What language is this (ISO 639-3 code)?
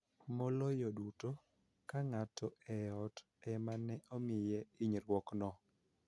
luo